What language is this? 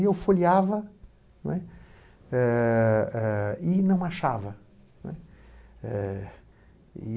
Portuguese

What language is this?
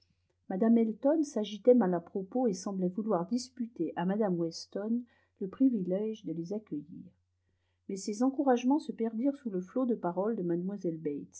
French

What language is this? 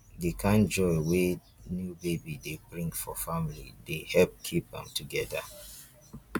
Nigerian Pidgin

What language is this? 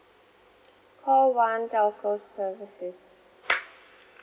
English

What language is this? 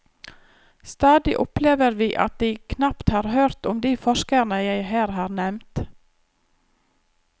Norwegian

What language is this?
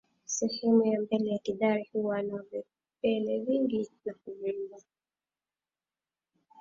Swahili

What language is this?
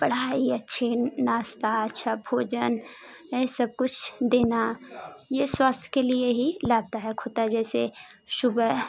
Hindi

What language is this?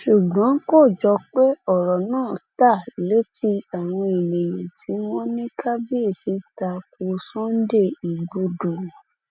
Yoruba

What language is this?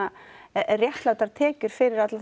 Icelandic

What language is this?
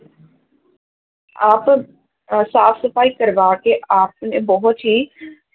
Punjabi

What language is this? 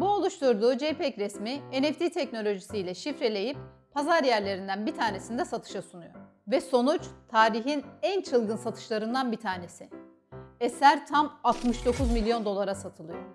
Turkish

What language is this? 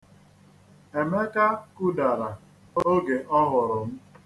Igbo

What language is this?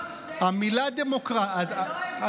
Hebrew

